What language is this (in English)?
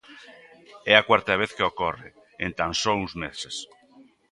Galician